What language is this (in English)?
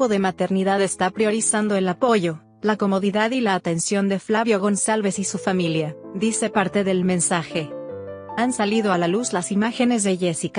Spanish